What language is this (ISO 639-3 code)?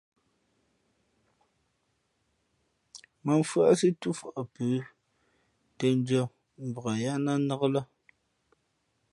fmp